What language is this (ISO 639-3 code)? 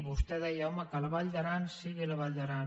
cat